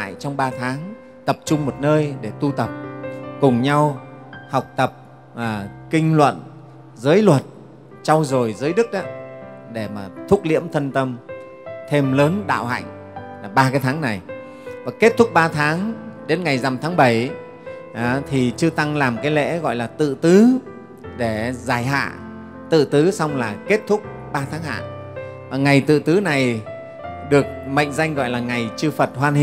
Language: Vietnamese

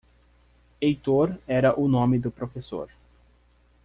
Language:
Portuguese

